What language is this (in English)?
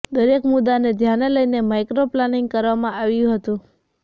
Gujarati